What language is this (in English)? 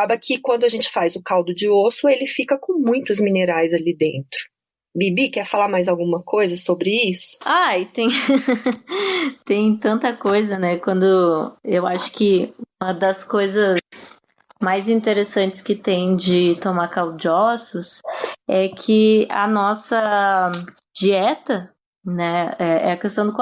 Portuguese